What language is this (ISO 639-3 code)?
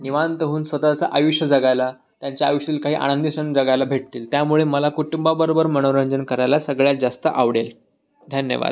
mar